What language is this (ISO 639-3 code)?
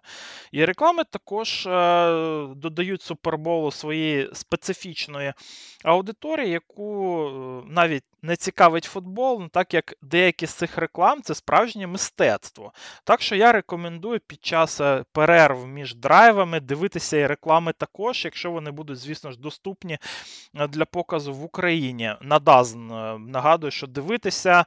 ukr